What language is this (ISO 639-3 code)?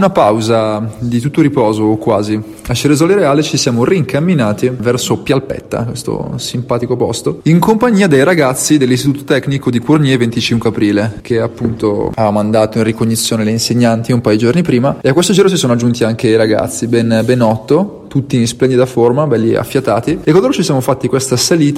ita